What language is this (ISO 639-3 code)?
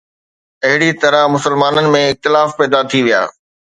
snd